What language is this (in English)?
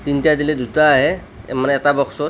Assamese